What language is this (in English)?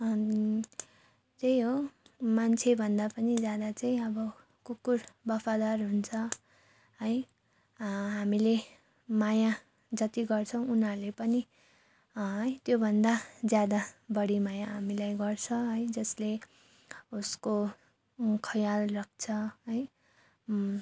Nepali